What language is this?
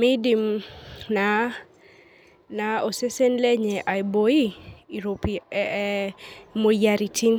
Masai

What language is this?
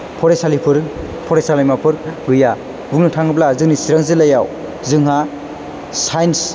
Bodo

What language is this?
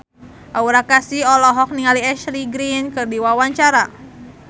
Sundanese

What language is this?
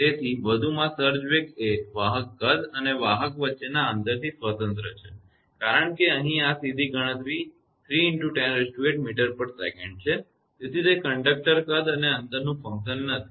Gujarati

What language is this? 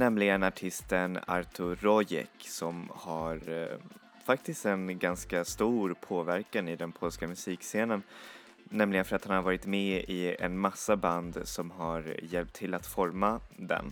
Swedish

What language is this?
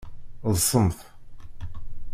Kabyle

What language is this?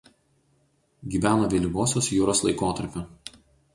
Lithuanian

